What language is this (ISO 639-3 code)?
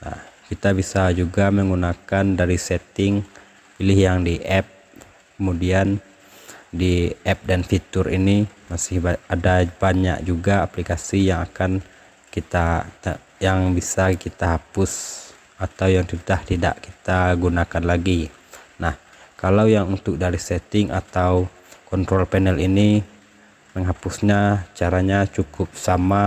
ind